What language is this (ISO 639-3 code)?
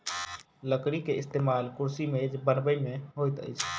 mai